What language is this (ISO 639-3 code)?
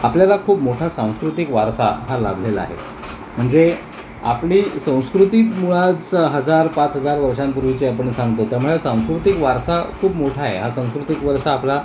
mar